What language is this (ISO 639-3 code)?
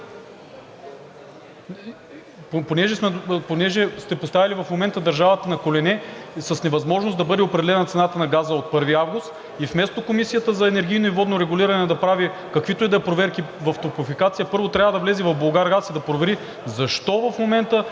bul